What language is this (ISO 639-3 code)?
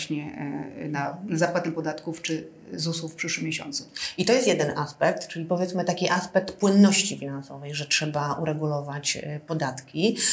pol